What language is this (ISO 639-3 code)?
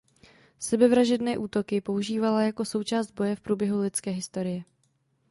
ces